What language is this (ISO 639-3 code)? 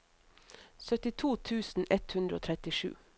nor